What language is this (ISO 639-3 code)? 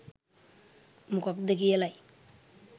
sin